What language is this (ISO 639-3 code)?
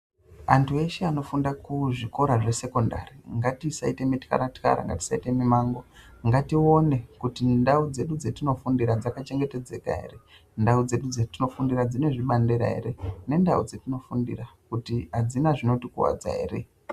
ndc